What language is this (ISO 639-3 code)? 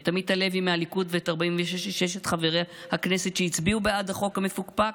heb